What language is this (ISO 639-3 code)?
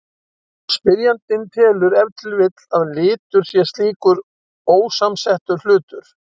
isl